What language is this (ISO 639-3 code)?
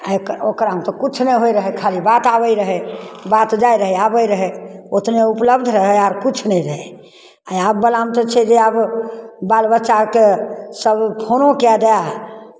mai